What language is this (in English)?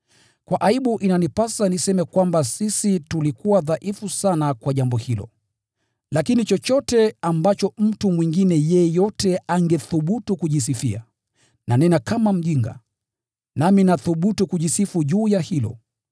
Swahili